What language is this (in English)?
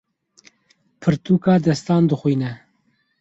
Kurdish